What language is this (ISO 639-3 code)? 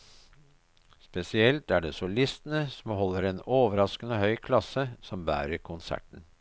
nor